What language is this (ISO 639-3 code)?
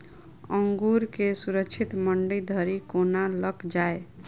mai